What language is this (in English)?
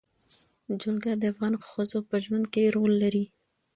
Pashto